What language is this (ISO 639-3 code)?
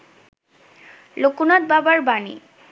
ben